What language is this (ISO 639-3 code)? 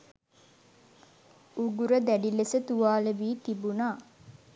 sin